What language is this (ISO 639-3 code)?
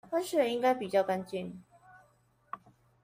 zho